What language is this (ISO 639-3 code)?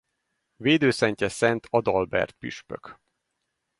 hun